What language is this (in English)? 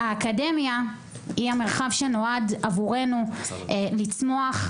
Hebrew